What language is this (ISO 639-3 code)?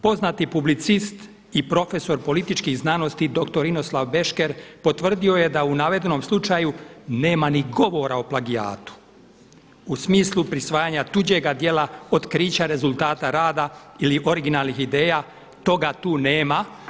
hrv